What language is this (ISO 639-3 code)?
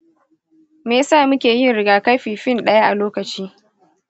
hau